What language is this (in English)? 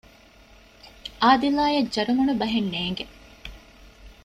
Divehi